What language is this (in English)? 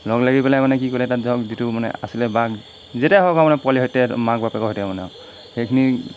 Assamese